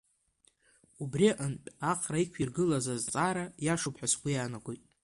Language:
Abkhazian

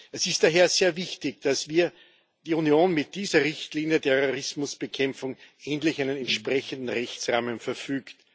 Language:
German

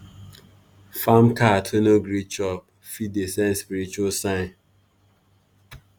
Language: Nigerian Pidgin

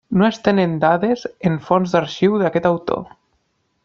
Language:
Catalan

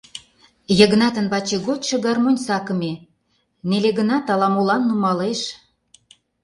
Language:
Mari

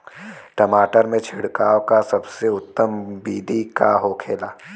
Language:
Bhojpuri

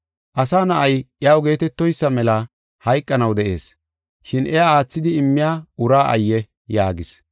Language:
Gofa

